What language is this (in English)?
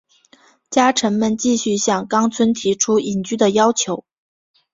Chinese